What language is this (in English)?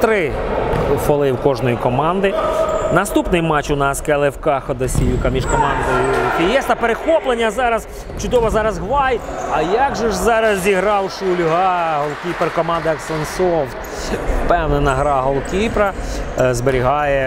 Ukrainian